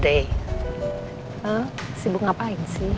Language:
Indonesian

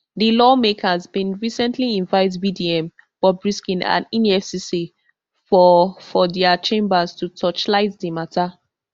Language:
Nigerian Pidgin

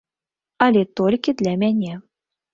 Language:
Belarusian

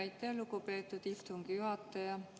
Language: Estonian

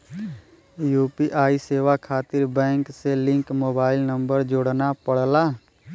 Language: Bhojpuri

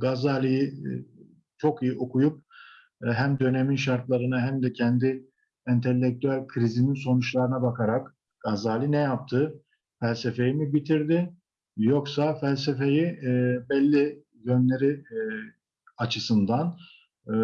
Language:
Turkish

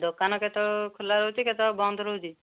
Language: Odia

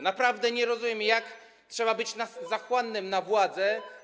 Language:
Polish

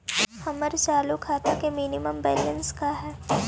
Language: Magahi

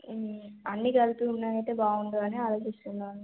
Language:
Telugu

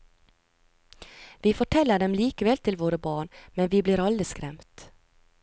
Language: Norwegian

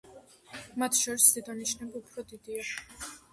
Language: Georgian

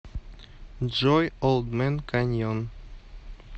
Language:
Russian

